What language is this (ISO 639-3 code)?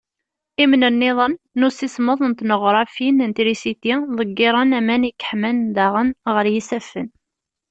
kab